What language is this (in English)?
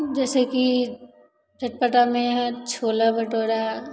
Maithili